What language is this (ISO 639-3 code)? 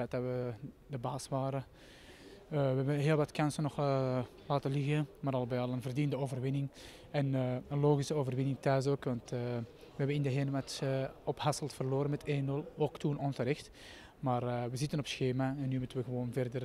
nld